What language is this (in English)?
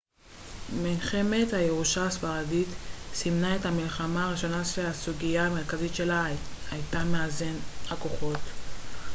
Hebrew